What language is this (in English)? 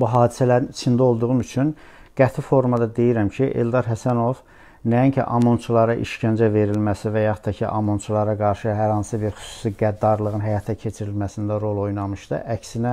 Turkish